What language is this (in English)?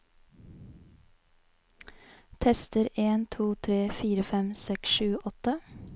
Norwegian